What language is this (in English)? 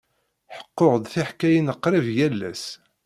Kabyle